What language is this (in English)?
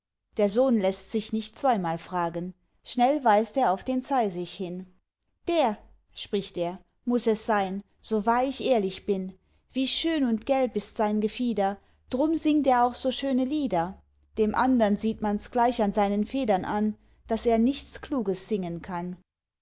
German